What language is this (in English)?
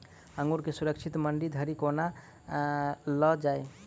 Maithili